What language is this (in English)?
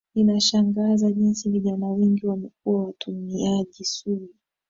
Swahili